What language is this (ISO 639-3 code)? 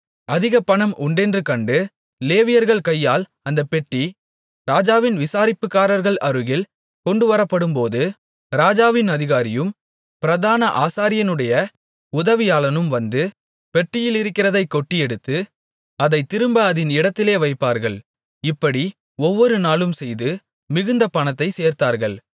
tam